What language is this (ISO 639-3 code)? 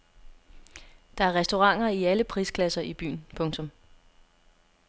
dan